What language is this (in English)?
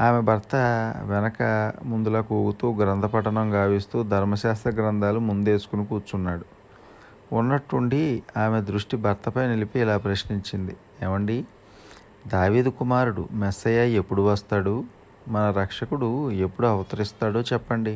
Telugu